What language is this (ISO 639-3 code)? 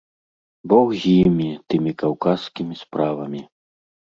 bel